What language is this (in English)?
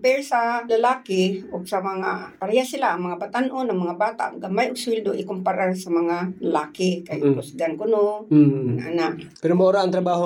Filipino